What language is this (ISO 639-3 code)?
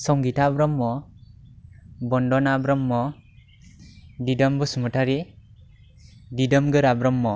brx